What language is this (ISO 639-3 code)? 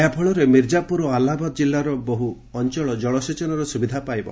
ori